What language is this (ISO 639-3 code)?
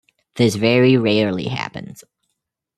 eng